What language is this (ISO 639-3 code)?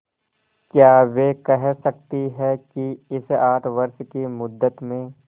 hin